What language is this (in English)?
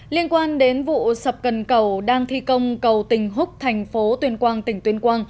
Vietnamese